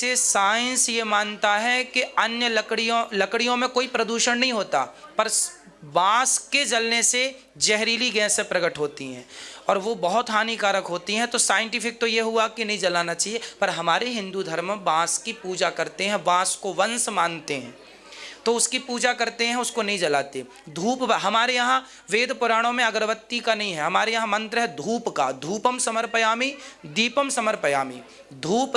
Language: Hindi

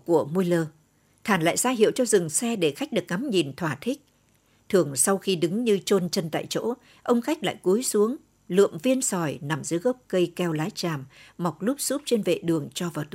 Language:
Vietnamese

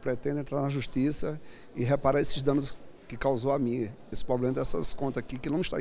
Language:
Portuguese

